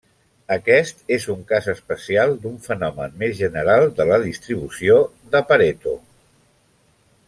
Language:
Catalan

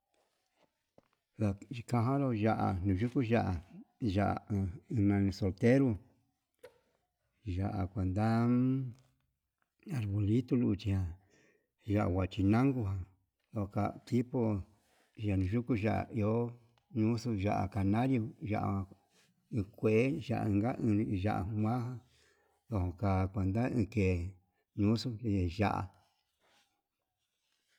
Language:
Yutanduchi Mixtec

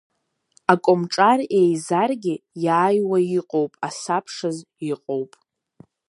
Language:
Abkhazian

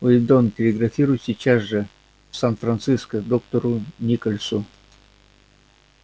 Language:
Russian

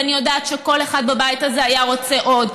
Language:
Hebrew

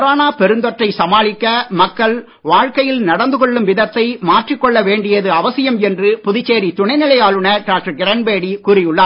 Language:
Tamil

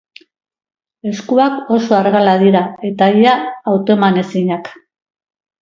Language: Basque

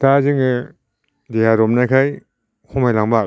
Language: Bodo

